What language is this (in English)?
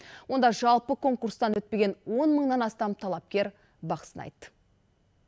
Kazakh